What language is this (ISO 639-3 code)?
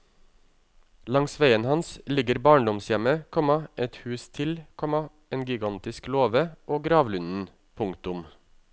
nor